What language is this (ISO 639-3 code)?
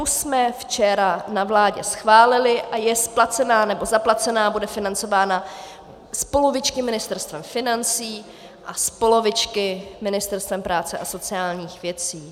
ces